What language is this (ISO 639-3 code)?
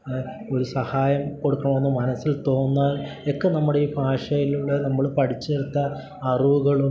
mal